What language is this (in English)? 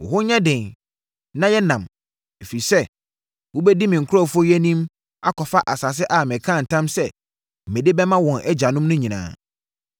Akan